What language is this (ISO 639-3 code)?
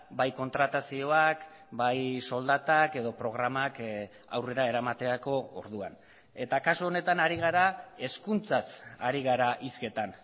eus